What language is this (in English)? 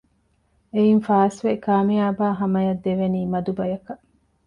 Divehi